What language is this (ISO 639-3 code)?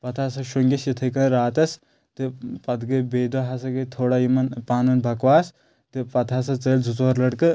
kas